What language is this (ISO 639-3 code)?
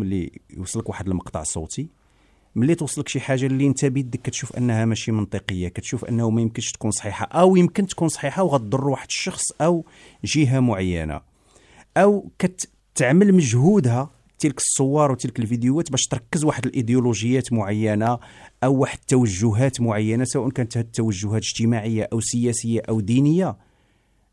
ara